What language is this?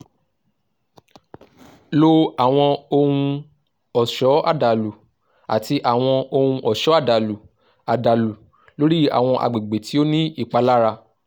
Yoruba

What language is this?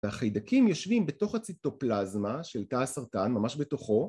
Hebrew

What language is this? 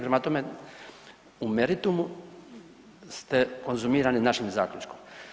Croatian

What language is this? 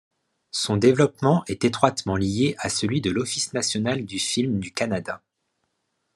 French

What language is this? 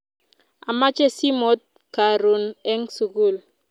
Kalenjin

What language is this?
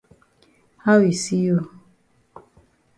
Cameroon Pidgin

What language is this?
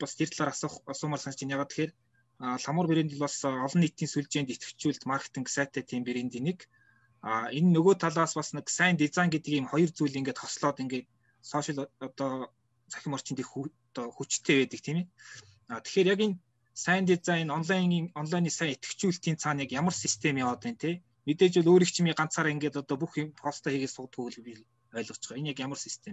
Russian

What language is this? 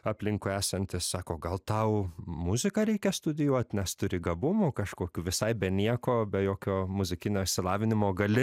Lithuanian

